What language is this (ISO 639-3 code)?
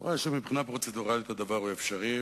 heb